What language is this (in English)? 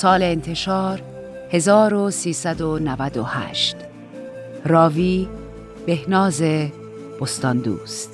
Persian